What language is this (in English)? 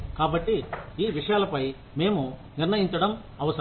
Telugu